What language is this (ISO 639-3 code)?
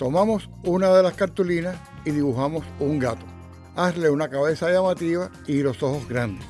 spa